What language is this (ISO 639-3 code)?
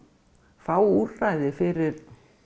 isl